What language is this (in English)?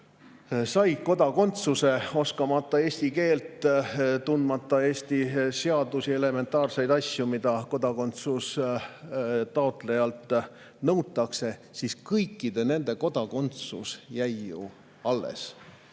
Estonian